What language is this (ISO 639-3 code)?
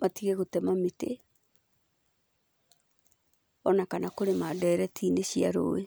kik